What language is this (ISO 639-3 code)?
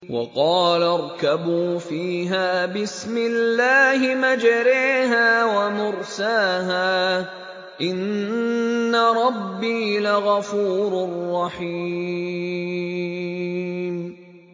ara